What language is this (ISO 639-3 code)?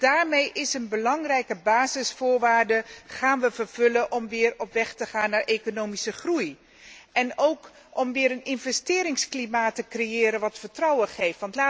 nld